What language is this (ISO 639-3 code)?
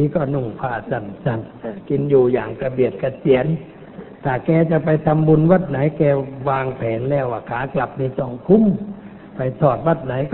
tha